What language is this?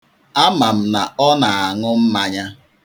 Igbo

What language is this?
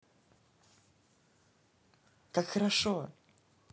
Russian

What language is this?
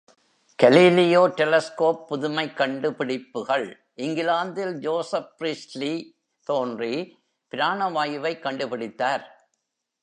Tamil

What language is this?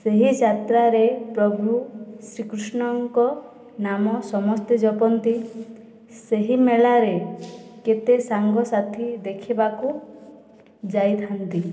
Odia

